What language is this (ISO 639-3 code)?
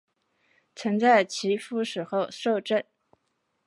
zho